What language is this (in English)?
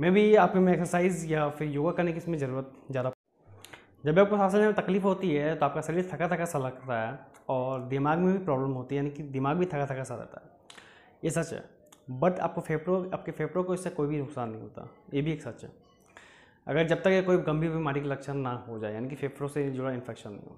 Hindi